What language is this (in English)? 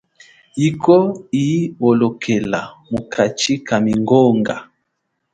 Chokwe